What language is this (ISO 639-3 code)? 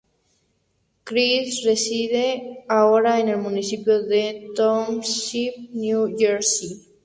spa